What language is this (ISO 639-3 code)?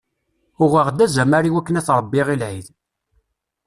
kab